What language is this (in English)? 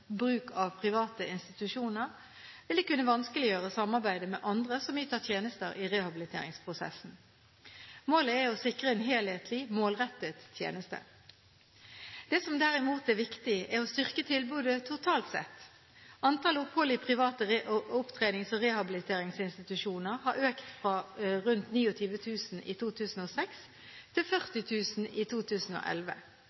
Norwegian Bokmål